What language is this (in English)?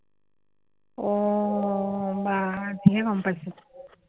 Assamese